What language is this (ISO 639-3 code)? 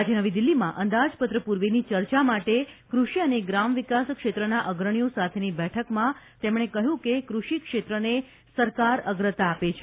guj